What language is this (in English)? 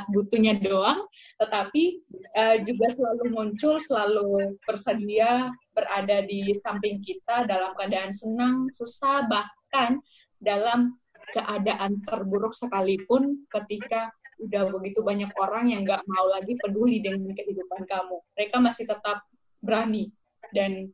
Indonesian